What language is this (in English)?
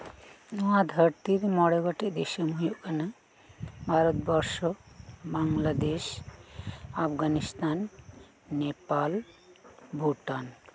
Santali